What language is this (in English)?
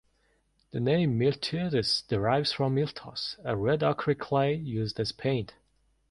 English